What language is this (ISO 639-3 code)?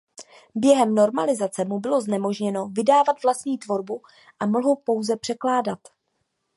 ces